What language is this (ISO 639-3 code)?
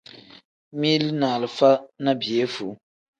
kdh